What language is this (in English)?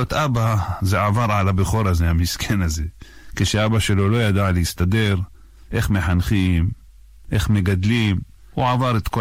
Hebrew